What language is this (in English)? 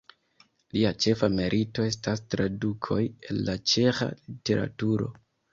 Esperanto